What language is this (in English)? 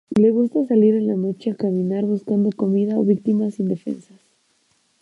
Spanish